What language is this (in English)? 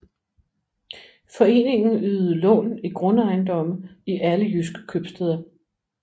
Danish